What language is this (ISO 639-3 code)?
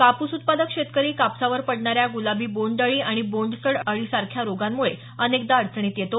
mar